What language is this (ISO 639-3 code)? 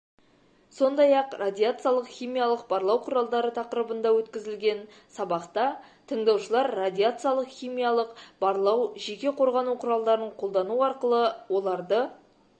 kaz